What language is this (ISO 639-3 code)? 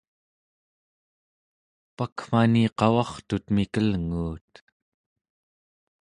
esu